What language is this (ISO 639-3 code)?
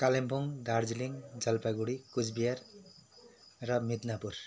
nep